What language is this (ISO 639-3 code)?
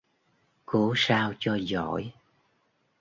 vie